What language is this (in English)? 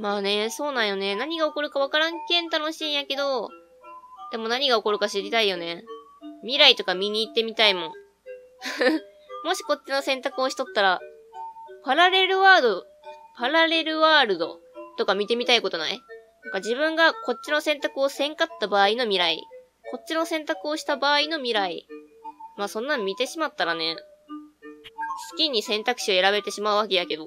Japanese